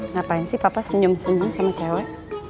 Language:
Indonesian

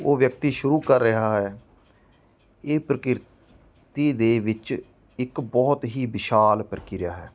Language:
Punjabi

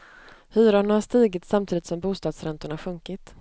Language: Swedish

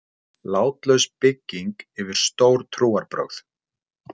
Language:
Icelandic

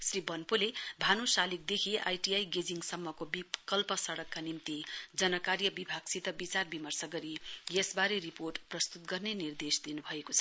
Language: Nepali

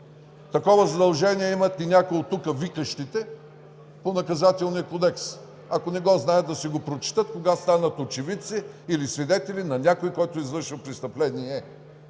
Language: Bulgarian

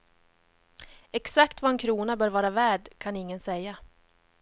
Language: Swedish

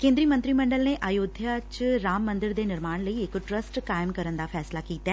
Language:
Punjabi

